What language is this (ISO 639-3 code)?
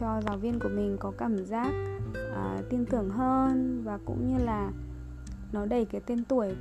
vie